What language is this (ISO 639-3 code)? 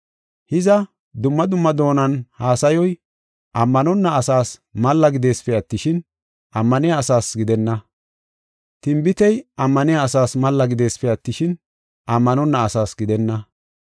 gof